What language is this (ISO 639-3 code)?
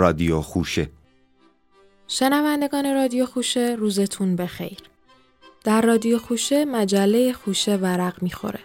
fas